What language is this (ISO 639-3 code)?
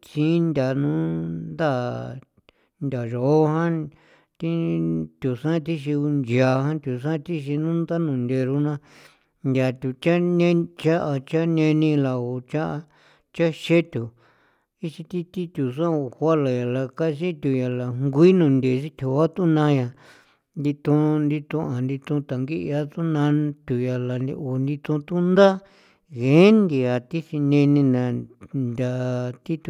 pow